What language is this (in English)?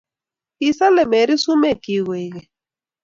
Kalenjin